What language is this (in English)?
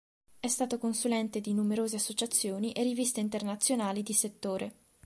Italian